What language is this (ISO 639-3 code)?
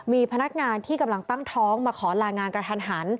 tha